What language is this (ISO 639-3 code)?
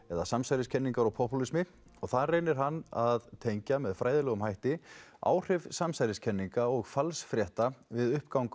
isl